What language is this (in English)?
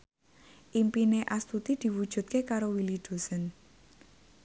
Javanese